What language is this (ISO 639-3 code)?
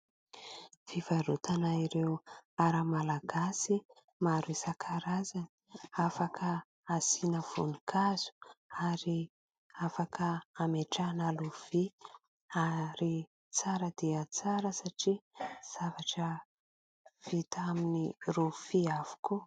mlg